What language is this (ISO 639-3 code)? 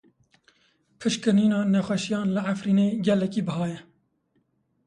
kur